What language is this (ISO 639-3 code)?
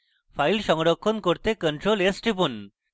ben